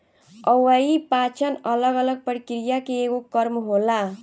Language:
Bhojpuri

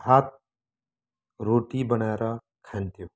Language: Nepali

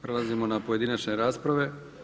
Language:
Croatian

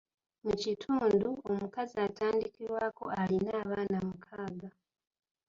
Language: Ganda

